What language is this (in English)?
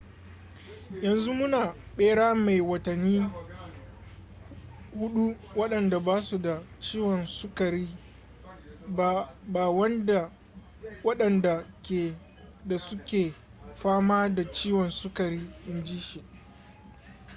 Hausa